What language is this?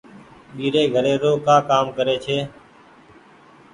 Goaria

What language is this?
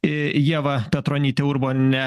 Lithuanian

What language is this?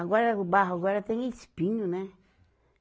Portuguese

